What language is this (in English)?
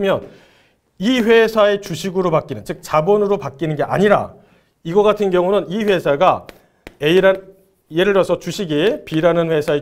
Korean